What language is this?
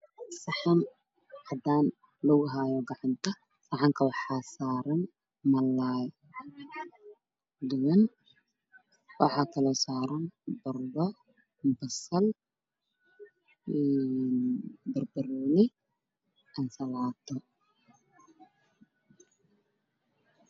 Somali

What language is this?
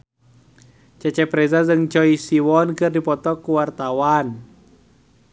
Sundanese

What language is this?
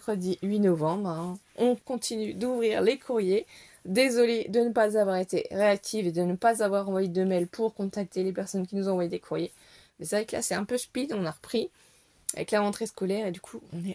French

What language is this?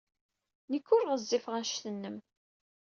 Kabyle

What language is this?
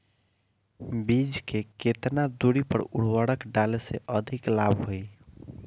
Bhojpuri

